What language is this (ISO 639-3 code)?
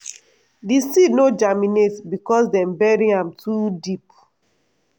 pcm